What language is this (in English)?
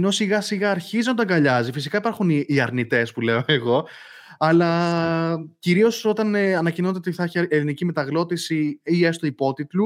Greek